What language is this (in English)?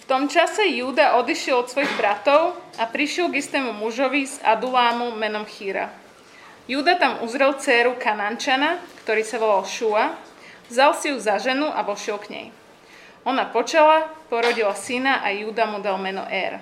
Slovak